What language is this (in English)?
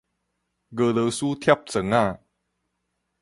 Min Nan Chinese